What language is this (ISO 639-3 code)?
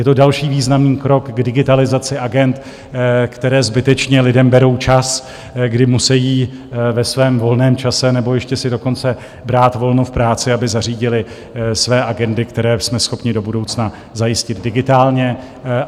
ces